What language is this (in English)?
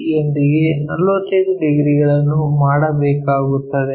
Kannada